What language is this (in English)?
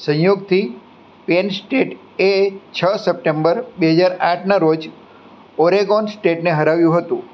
Gujarati